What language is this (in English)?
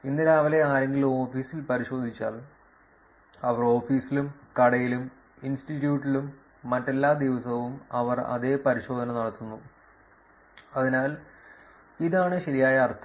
Malayalam